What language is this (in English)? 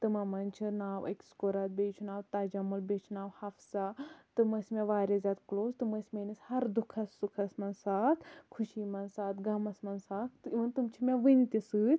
Kashmiri